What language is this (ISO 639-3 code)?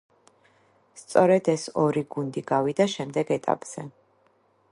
kat